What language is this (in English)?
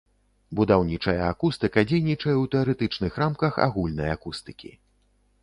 Belarusian